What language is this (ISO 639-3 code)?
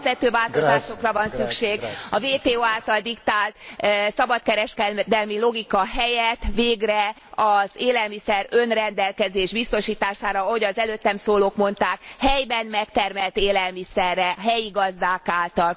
hun